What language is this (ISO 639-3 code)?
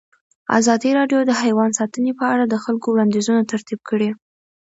pus